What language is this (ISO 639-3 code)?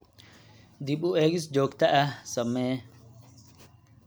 som